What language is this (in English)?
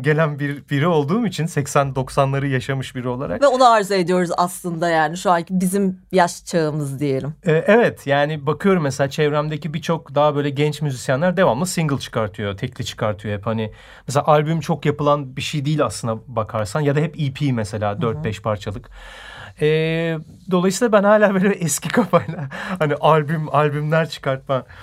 Turkish